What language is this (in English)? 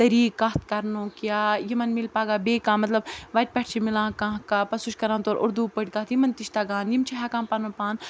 Kashmiri